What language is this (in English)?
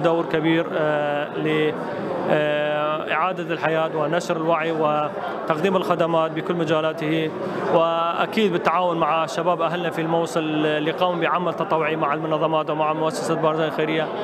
Arabic